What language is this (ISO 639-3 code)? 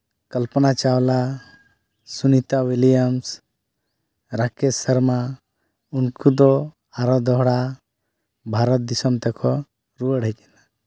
sat